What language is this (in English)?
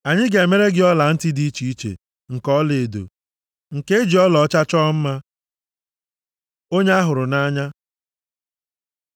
Igbo